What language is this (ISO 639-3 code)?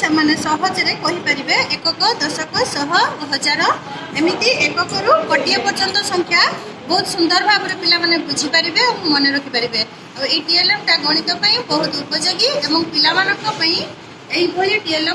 ori